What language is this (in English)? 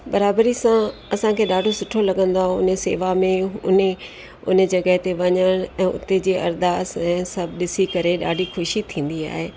Sindhi